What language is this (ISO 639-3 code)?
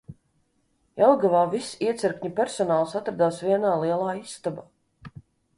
lav